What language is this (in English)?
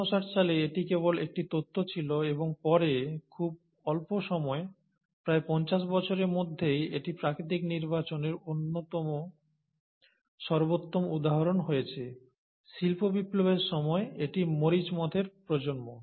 Bangla